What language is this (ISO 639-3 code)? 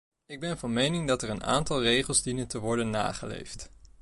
nld